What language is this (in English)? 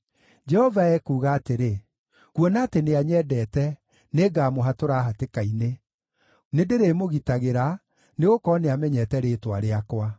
Kikuyu